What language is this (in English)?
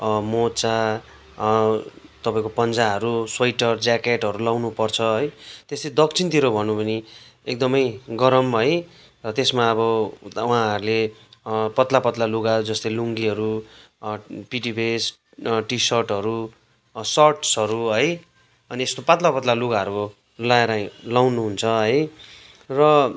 Nepali